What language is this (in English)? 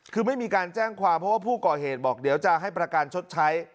Thai